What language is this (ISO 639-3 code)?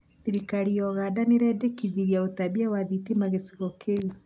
kik